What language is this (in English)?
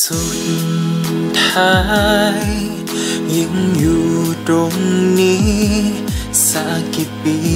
Thai